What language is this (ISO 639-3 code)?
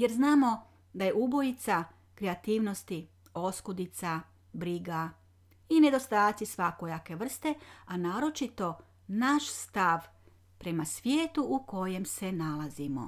hrv